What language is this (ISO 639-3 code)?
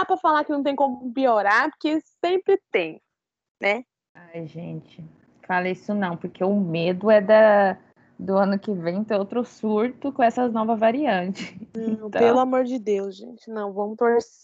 por